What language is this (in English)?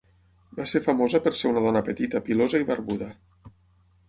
Catalan